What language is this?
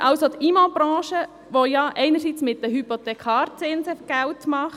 Swiss German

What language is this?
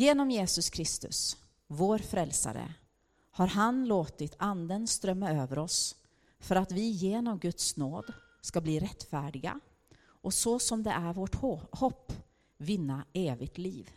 Swedish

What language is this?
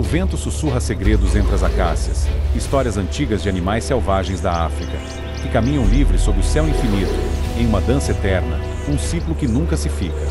Portuguese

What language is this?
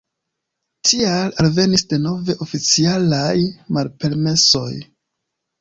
Esperanto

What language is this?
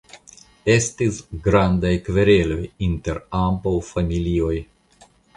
Esperanto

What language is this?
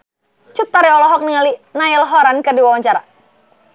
Sundanese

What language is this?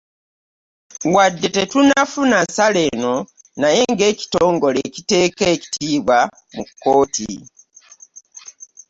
Ganda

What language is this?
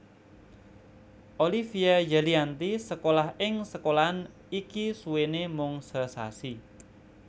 Javanese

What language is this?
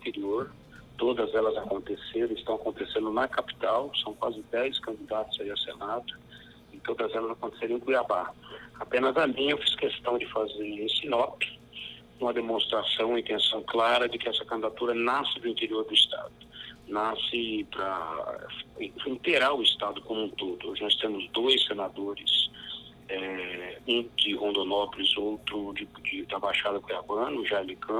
Portuguese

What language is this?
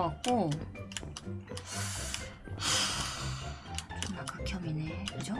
Korean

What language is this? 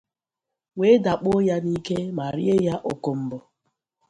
Igbo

